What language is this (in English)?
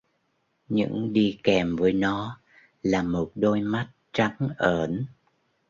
Vietnamese